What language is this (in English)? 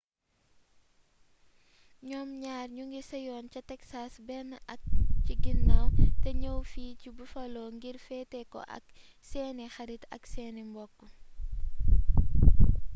Wolof